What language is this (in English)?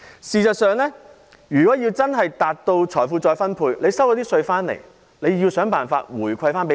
Cantonese